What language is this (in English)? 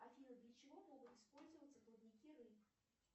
Russian